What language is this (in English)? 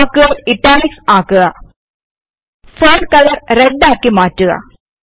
Malayalam